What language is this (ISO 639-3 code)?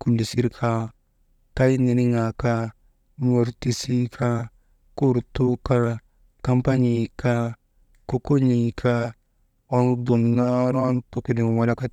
mde